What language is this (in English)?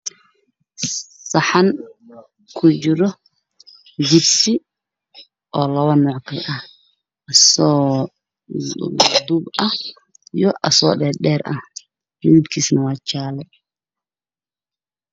Somali